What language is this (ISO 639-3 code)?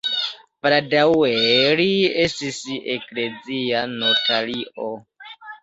epo